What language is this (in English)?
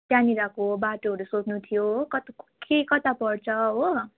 Nepali